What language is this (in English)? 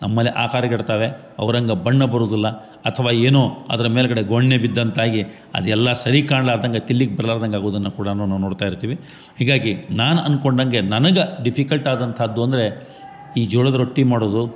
Kannada